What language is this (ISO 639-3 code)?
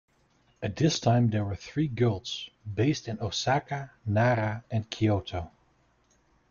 eng